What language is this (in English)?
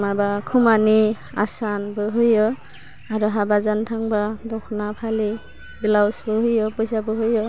Bodo